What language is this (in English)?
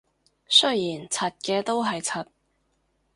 Cantonese